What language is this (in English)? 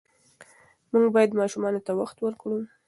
Pashto